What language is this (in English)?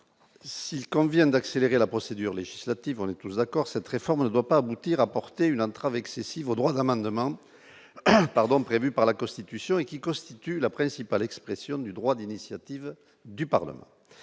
French